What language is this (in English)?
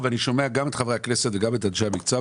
Hebrew